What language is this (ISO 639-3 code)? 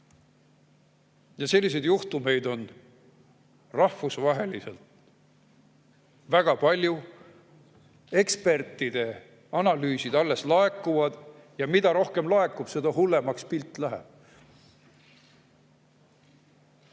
est